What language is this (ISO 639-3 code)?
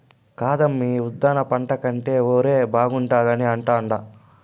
tel